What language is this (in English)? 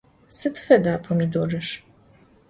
Adyghe